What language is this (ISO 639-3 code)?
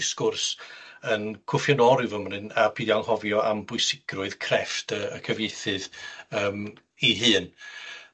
cym